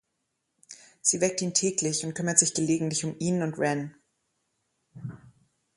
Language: German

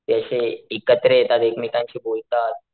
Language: Marathi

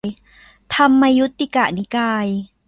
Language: Thai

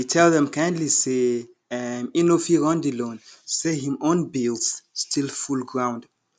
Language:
Nigerian Pidgin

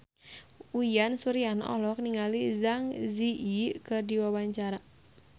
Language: Sundanese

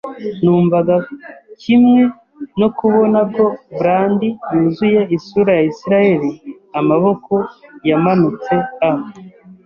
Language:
Kinyarwanda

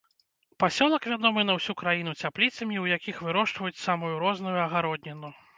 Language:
Belarusian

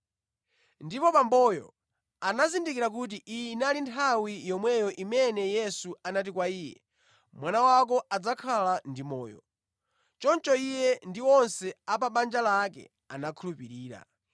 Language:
Nyanja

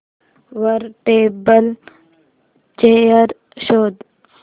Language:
Marathi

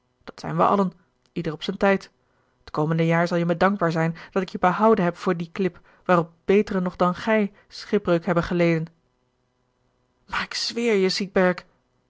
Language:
Dutch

